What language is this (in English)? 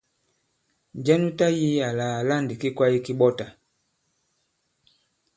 Bankon